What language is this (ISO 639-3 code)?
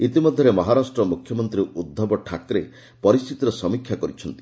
ori